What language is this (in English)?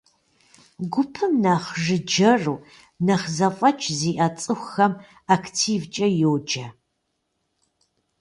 Kabardian